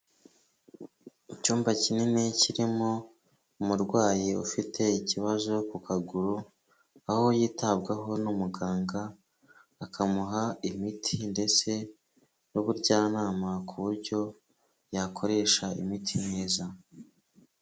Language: Kinyarwanda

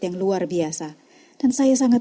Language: Indonesian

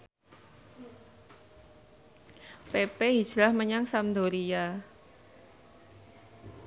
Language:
Javanese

